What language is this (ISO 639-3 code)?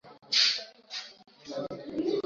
swa